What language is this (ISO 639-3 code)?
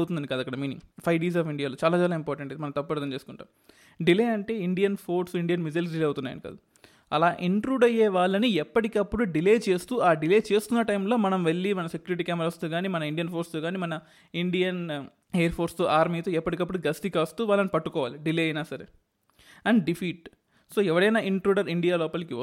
tel